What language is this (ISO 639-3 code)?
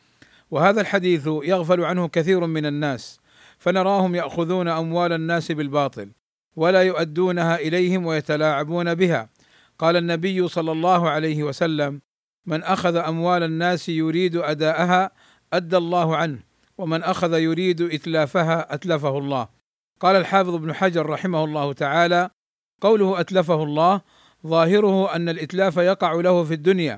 ara